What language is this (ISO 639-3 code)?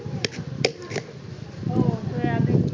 mar